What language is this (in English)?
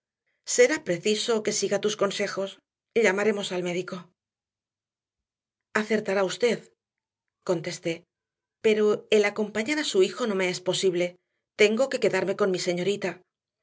Spanish